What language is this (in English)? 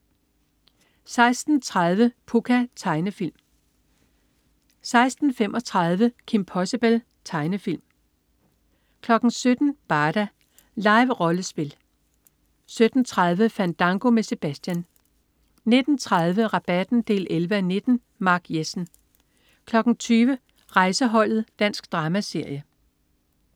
Danish